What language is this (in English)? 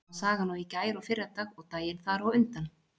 Icelandic